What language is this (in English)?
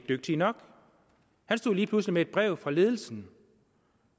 Danish